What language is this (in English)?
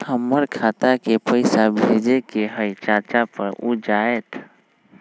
Magahi